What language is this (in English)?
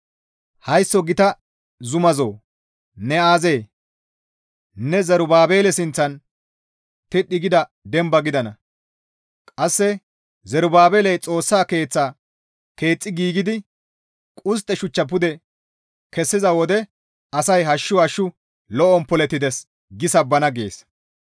Gamo